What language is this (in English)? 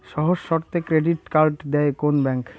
Bangla